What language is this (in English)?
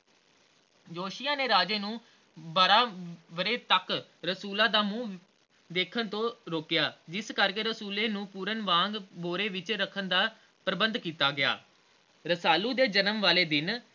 Punjabi